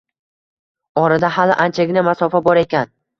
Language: Uzbek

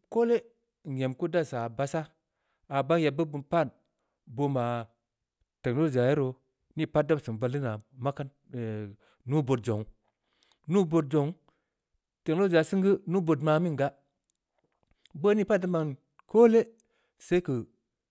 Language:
Samba Leko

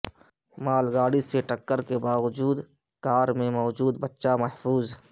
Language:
Urdu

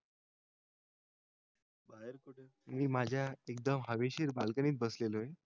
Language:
Marathi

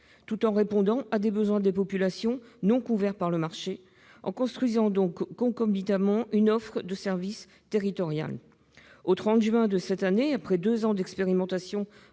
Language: French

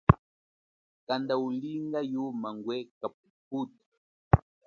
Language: Chokwe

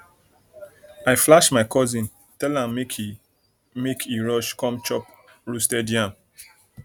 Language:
Nigerian Pidgin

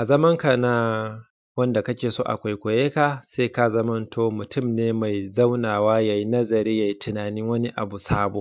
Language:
Hausa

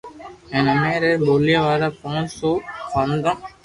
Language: Loarki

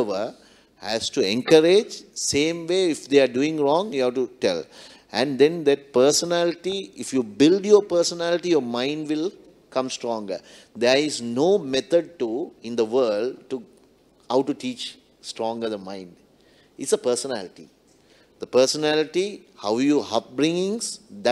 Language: English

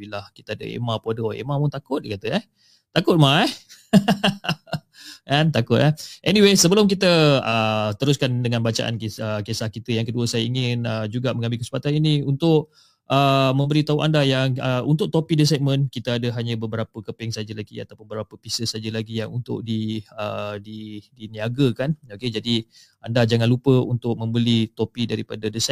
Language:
Malay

